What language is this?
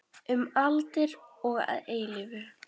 Icelandic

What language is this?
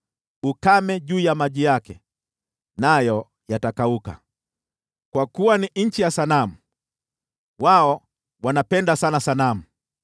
Swahili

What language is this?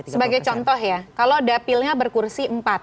Indonesian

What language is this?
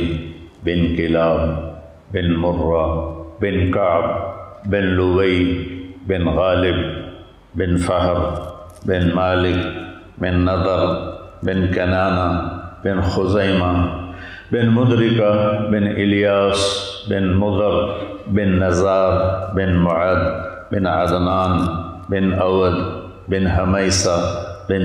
Urdu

